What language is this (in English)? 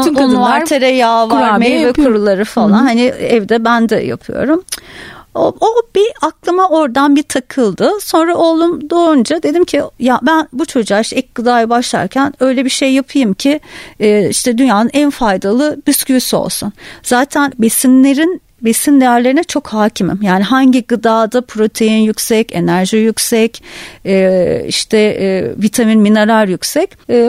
Turkish